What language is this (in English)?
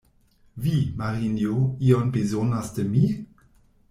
Esperanto